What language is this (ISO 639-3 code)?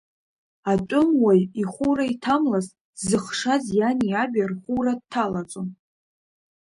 abk